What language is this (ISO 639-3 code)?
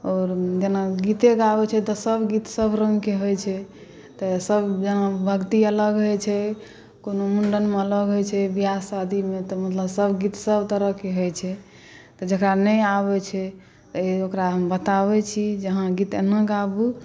mai